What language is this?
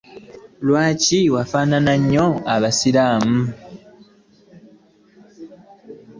Ganda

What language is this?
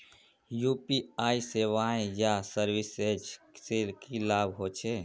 Magahi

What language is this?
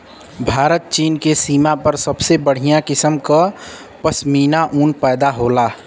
Bhojpuri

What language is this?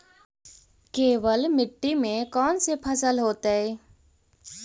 Magahi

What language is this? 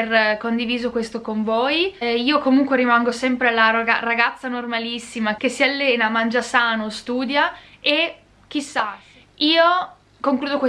Italian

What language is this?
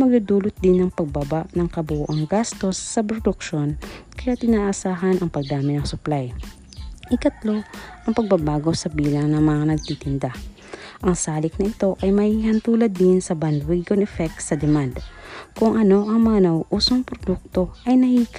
Filipino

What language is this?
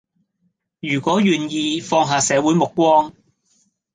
Cantonese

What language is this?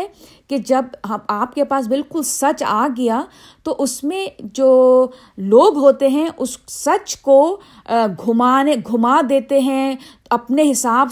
Urdu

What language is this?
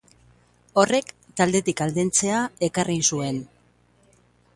Basque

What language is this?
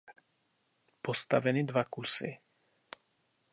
Czech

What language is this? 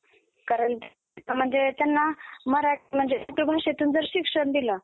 Marathi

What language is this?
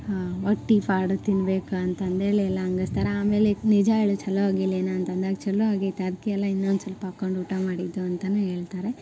Kannada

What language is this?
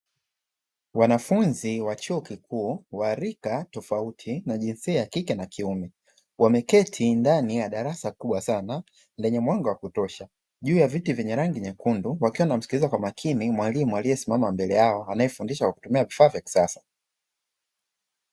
Swahili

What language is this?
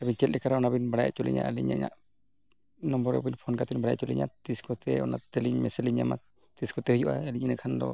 Santali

